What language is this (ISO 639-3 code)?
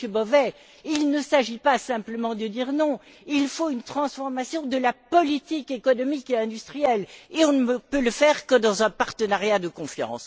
fra